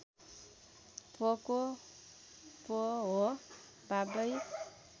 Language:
Nepali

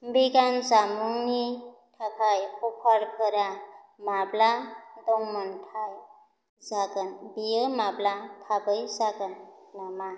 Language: Bodo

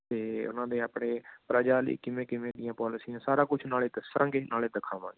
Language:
Punjabi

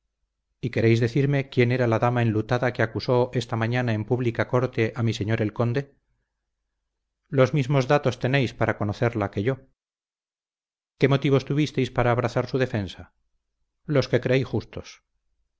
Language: Spanish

